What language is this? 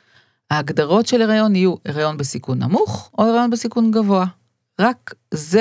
Hebrew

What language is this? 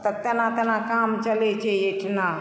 Maithili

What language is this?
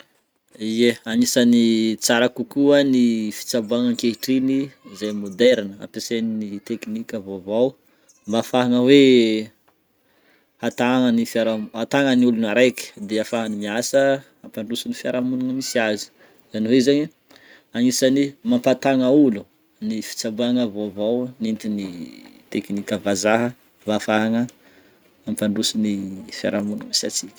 Northern Betsimisaraka Malagasy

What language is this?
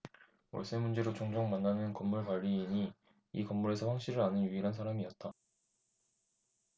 Korean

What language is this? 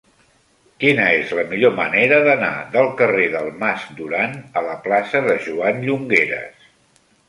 Catalan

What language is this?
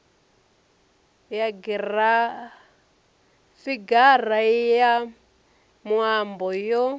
Venda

